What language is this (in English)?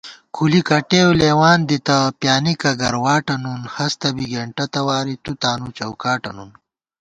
Gawar-Bati